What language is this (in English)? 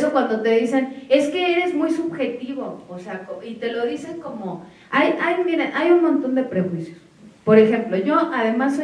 Spanish